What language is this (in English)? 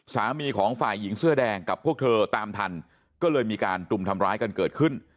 Thai